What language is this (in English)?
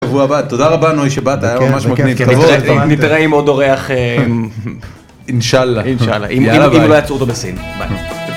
Hebrew